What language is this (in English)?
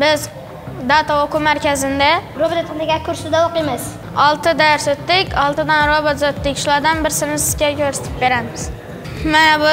Turkish